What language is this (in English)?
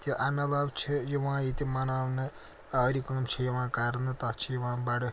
Kashmiri